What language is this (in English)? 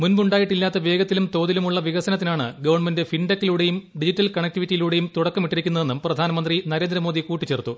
Malayalam